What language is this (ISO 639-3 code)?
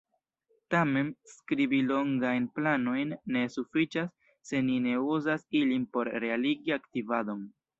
epo